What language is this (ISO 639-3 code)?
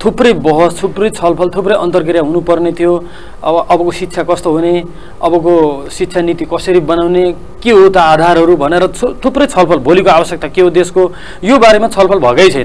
kor